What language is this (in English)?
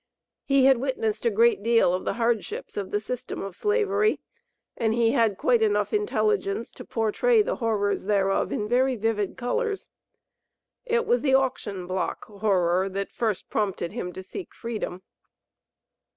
English